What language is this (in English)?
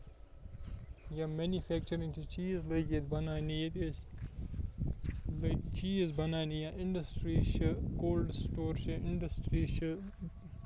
Kashmiri